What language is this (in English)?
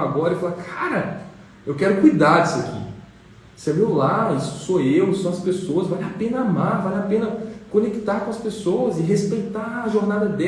Portuguese